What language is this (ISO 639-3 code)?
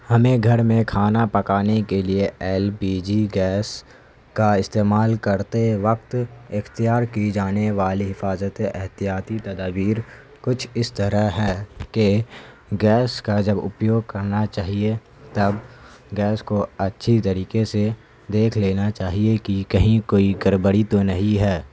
urd